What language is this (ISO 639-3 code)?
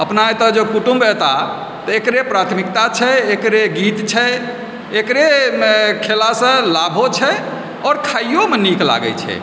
mai